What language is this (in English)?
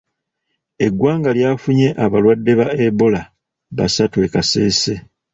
Ganda